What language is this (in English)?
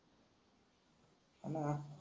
Marathi